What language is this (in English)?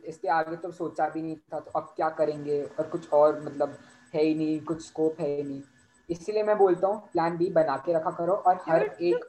Hindi